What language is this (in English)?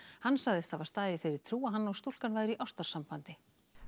Icelandic